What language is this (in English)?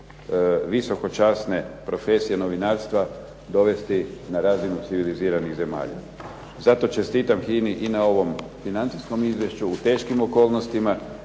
Croatian